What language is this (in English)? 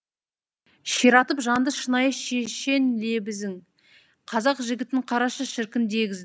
Kazakh